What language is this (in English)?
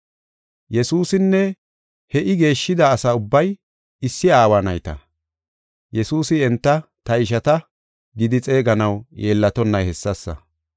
Gofa